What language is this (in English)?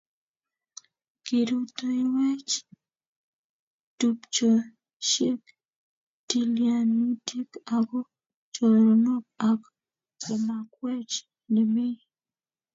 Kalenjin